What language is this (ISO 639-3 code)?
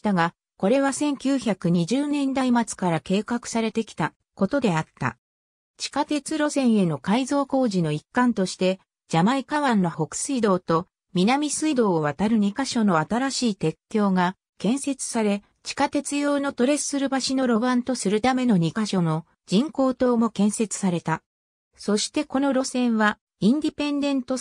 jpn